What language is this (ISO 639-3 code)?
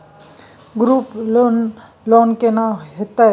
mai